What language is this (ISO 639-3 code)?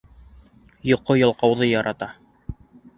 bak